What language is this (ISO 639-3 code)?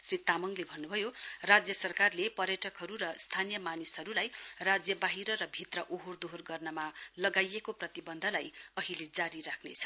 nep